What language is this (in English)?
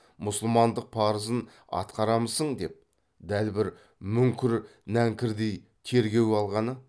Kazakh